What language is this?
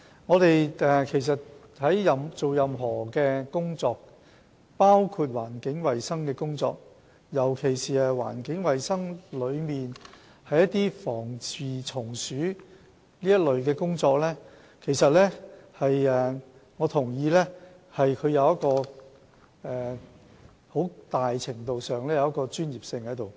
Cantonese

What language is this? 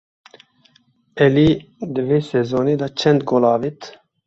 Kurdish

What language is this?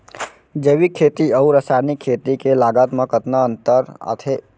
Chhattisgarhi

